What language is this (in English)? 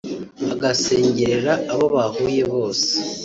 Kinyarwanda